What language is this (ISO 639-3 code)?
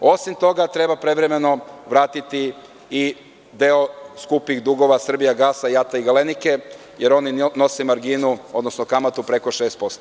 srp